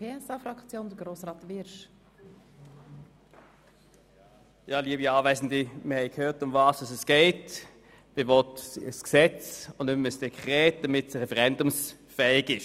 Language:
Swiss German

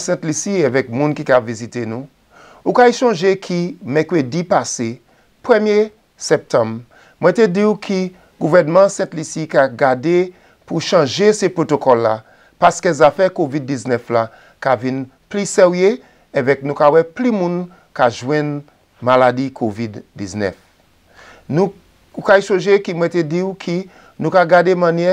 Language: French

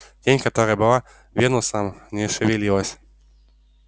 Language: Russian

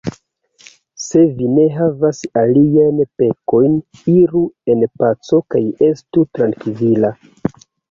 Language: Esperanto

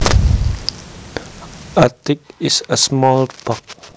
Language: Javanese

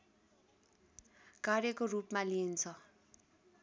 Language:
Nepali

